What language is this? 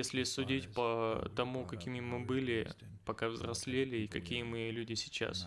Russian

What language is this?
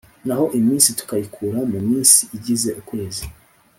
Kinyarwanda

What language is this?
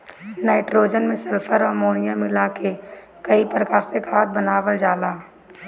Bhojpuri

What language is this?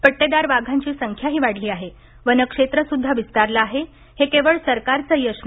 Marathi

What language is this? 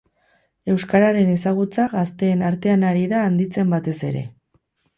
Basque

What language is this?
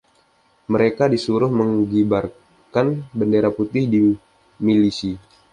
Indonesian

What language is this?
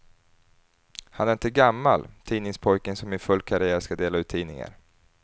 Swedish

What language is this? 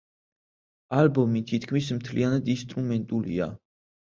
Georgian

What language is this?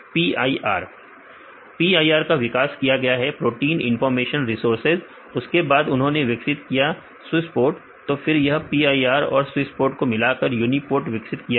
Hindi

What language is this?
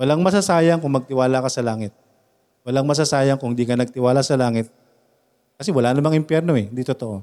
Filipino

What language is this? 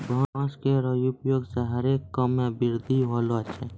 Maithili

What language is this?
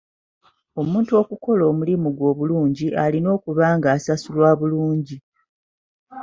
Ganda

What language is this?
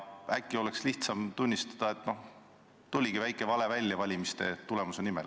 Estonian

